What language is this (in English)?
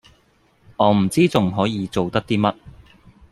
Cantonese